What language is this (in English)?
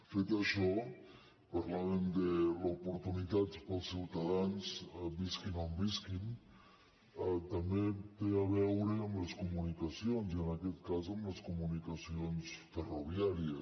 Catalan